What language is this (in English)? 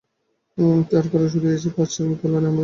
Bangla